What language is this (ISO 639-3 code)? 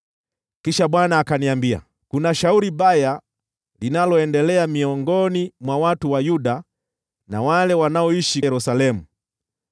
swa